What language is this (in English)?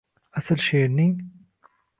Uzbek